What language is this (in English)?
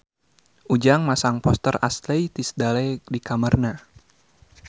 Sundanese